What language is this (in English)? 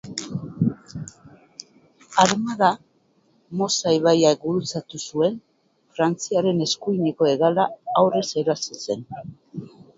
Basque